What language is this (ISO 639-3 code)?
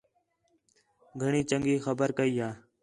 xhe